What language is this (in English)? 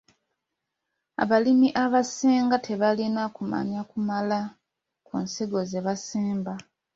Ganda